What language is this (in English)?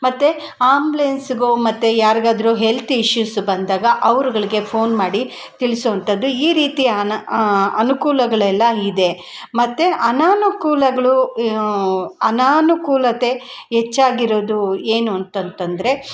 Kannada